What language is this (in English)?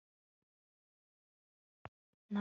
Kinyarwanda